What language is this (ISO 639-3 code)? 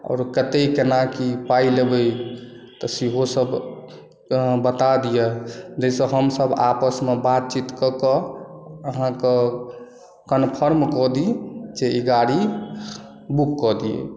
mai